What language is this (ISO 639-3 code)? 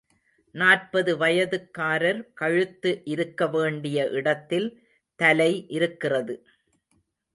tam